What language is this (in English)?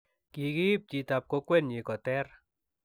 Kalenjin